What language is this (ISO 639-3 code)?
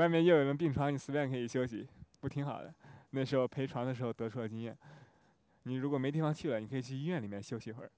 zho